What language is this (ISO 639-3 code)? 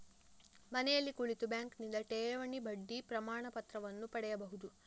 kan